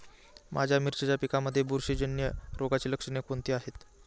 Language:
Marathi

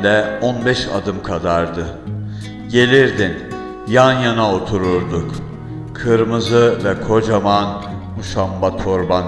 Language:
Turkish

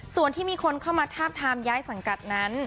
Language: Thai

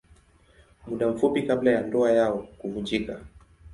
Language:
Swahili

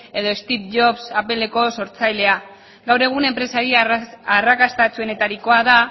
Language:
Basque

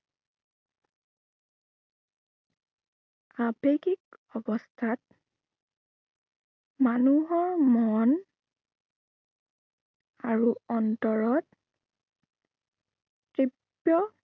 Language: Assamese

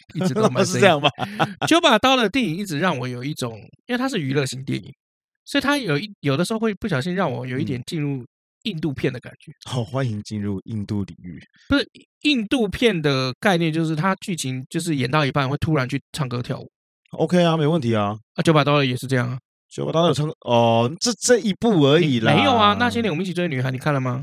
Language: Chinese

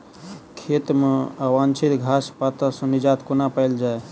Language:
Maithili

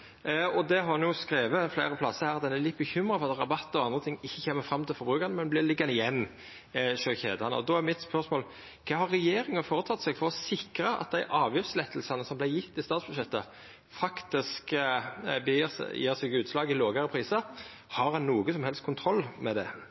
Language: Norwegian Nynorsk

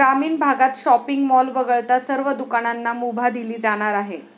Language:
Marathi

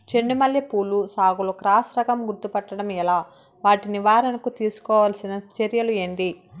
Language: Telugu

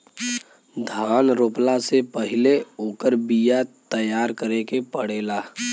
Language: Bhojpuri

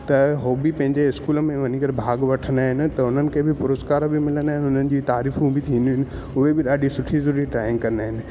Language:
Sindhi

